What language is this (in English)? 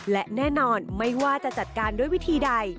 Thai